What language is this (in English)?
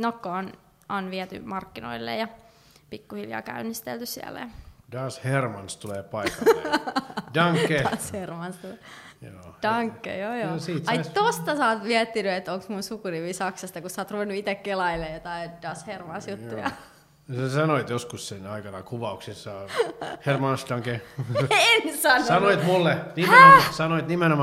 Finnish